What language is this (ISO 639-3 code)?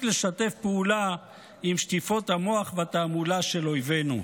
heb